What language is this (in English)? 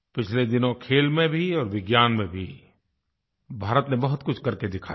Hindi